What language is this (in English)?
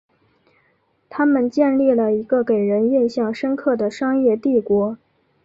Chinese